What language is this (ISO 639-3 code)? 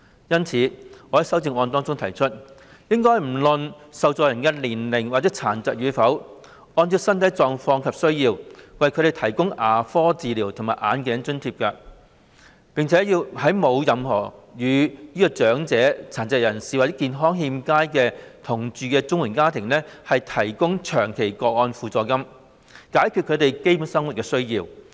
yue